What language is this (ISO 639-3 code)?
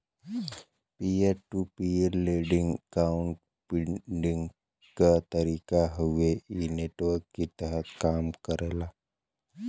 bho